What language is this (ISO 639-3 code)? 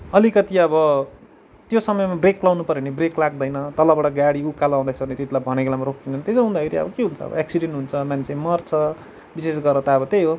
nep